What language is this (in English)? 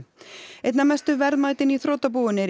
Icelandic